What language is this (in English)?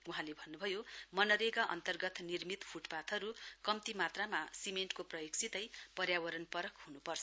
Nepali